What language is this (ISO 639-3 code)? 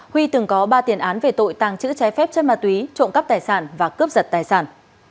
vie